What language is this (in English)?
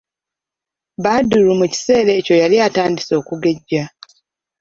Ganda